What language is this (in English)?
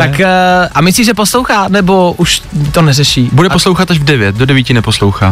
Czech